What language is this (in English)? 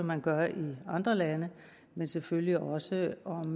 Danish